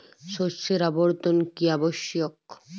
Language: Bangla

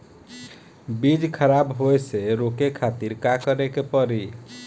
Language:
Bhojpuri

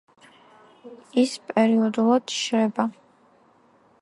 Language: Georgian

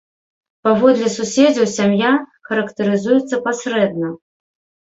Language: Belarusian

